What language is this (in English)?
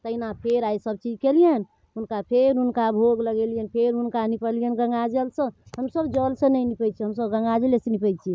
Maithili